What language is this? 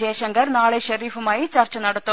Malayalam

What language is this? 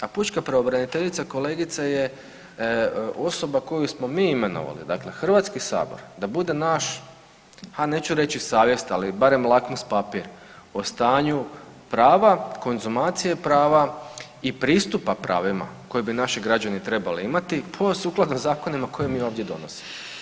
Croatian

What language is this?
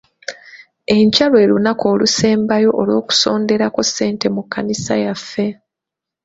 Ganda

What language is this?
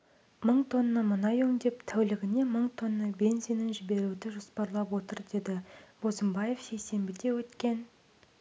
Kazakh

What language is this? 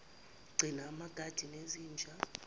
Zulu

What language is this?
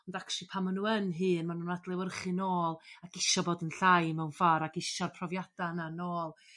Welsh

